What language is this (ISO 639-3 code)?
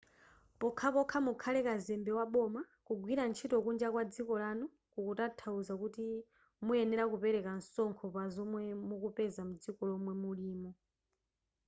nya